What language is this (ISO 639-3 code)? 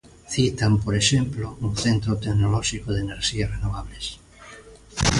glg